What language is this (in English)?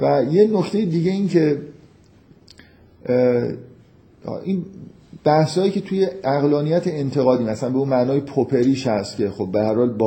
Persian